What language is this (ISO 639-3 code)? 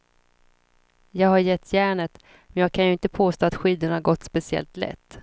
swe